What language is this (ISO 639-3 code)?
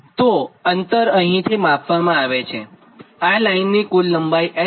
guj